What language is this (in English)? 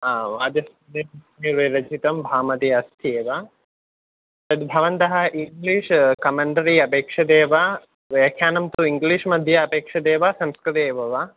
Sanskrit